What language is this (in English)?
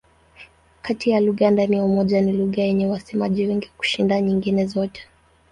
Swahili